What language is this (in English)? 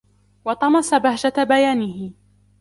Arabic